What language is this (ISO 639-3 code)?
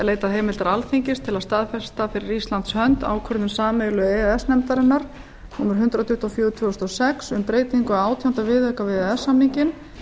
isl